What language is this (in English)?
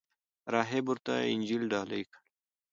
Pashto